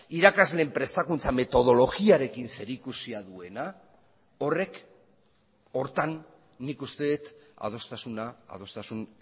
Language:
Basque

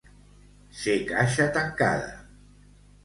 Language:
Catalan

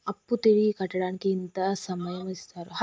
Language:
Telugu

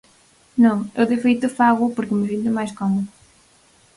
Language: Galician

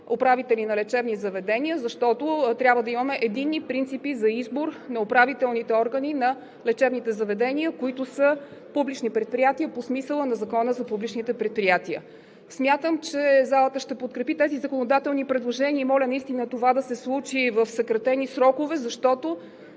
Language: Bulgarian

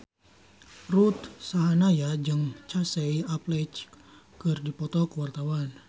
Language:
Sundanese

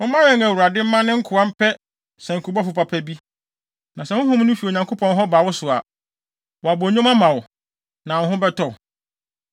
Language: Akan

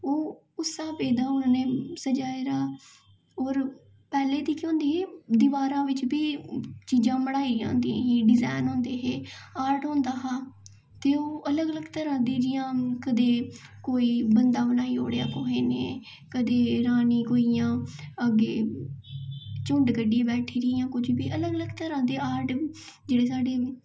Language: Dogri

